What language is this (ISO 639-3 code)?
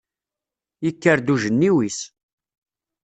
kab